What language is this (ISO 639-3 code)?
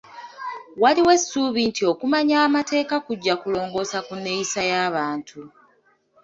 lug